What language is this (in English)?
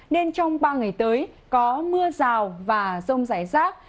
Vietnamese